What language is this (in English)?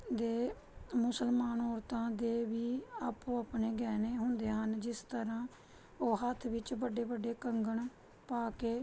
Punjabi